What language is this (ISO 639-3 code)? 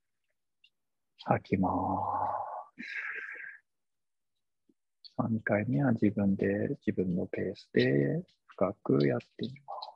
jpn